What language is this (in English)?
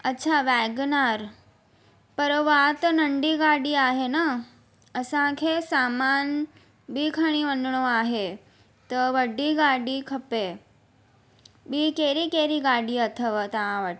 Sindhi